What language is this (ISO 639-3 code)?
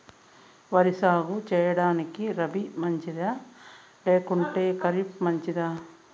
tel